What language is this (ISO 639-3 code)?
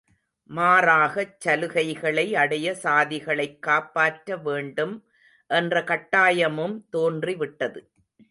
tam